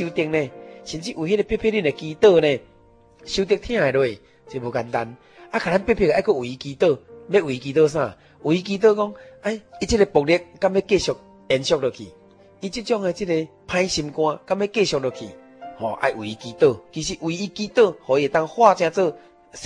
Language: Chinese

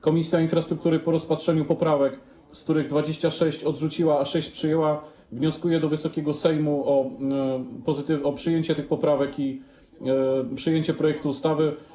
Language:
Polish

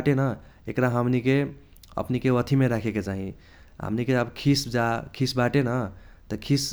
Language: Kochila Tharu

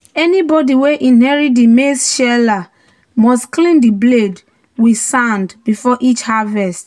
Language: Nigerian Pidgin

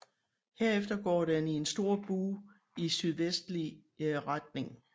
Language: Danish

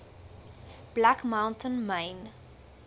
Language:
Afrikaans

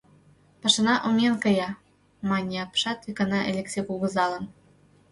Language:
Mari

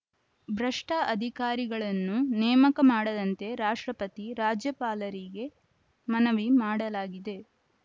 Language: Kannada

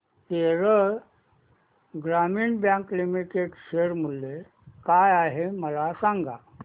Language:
Marathi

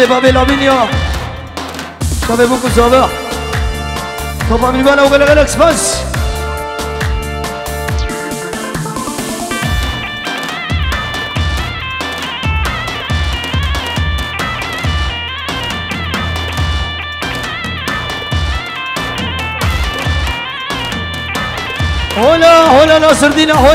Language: Arabic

